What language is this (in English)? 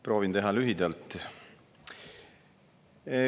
Estonian